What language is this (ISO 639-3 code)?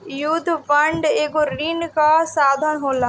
bho